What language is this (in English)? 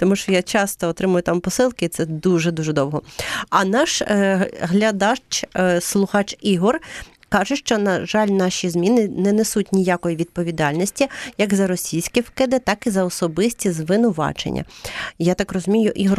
Ukrainian